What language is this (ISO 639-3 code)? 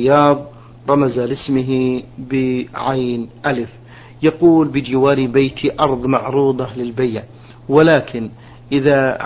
ara